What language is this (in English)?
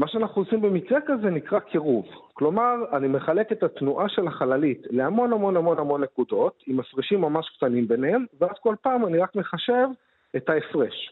Hebrew